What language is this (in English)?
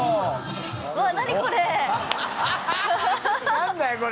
Japanese